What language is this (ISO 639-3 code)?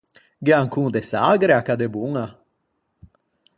lij